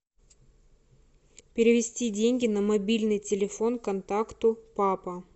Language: Russian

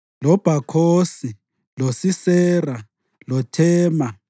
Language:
North Ndebele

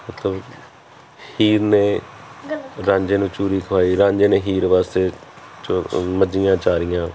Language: Punjabi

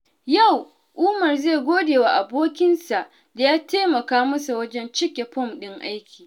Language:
Hausa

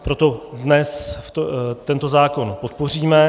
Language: Czech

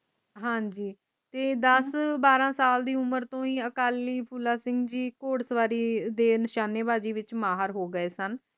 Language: Punjabi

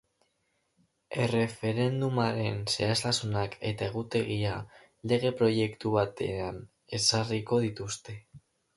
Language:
Basque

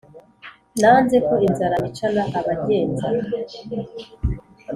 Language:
Kinyarwanda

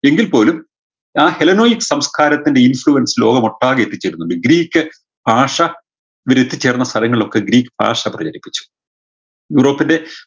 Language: Malayalam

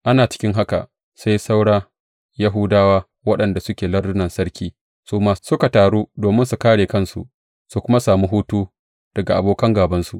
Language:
Hausa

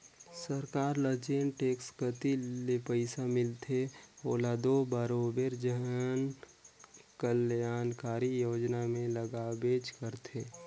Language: Chhattisgarhi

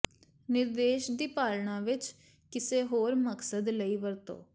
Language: Punjabi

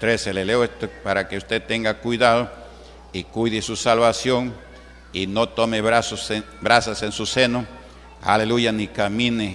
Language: Spanish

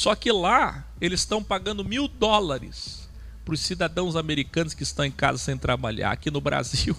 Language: Portuguese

